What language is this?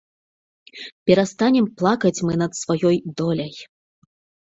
Belarusian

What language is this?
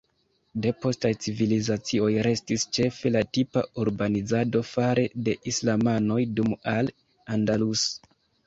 Esperanto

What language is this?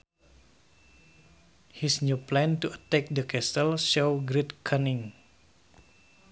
Sundanese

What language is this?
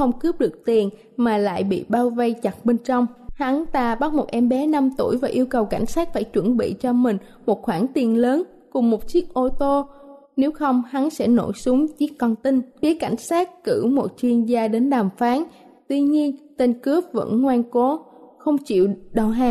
Vietnamese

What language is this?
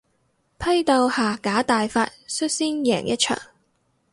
Cantonese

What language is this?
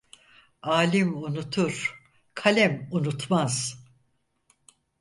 Turkish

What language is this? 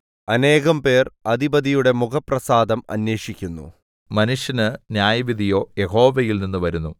Malayalam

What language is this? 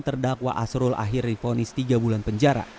Indonesian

